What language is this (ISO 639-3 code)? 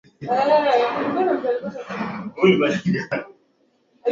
swa